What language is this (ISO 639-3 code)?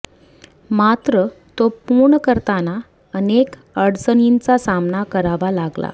mar